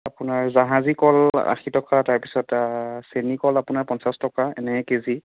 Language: Assamese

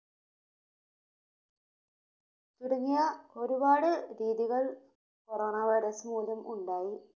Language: Malayalam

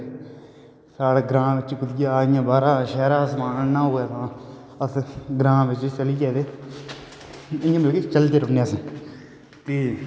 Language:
Dogri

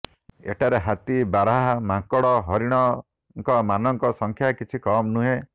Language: Odia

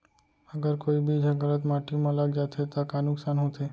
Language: Chhattisgarhi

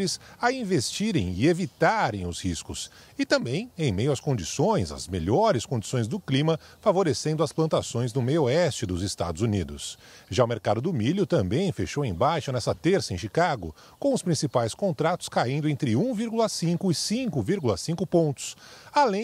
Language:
Portuguese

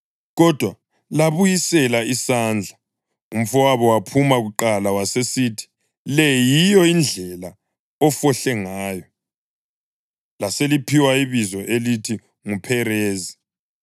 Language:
North Ndebele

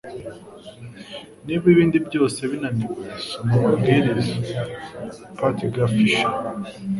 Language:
Kinyarwanda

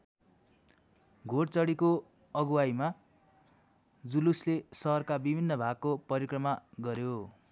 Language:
Nepali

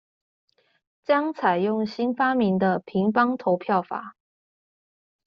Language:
Chinese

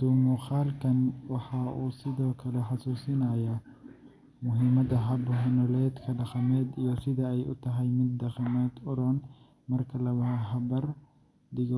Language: Somali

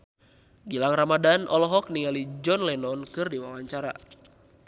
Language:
Sundanese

